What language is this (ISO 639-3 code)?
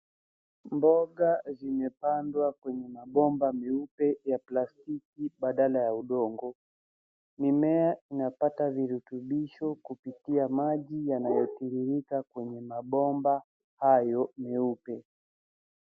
swa